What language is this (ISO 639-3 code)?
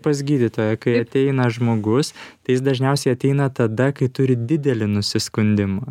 lit